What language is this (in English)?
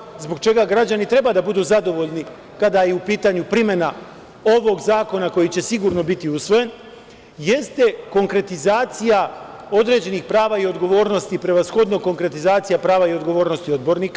Serbian